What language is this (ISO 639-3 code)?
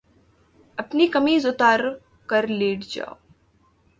urd